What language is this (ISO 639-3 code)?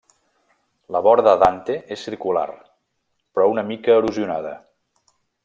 cat